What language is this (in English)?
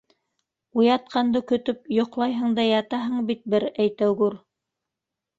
Bashkir